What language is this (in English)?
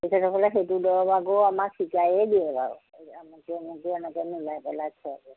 Assamese